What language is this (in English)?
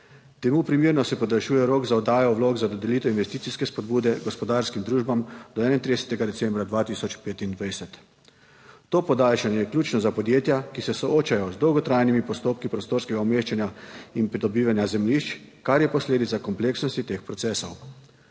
Slovenian